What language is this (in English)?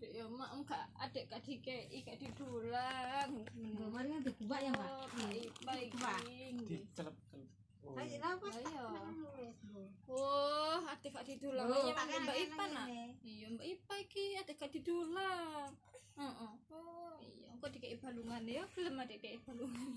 Filipino